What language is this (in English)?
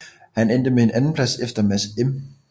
Danish